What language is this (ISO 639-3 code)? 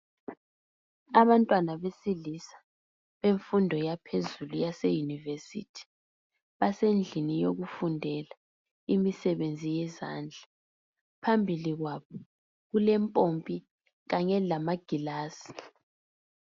nde